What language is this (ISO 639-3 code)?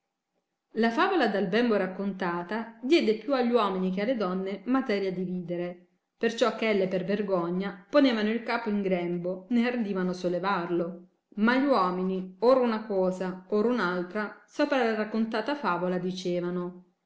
ita